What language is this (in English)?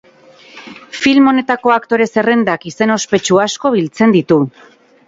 Basque